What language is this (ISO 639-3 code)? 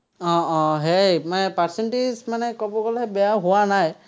asm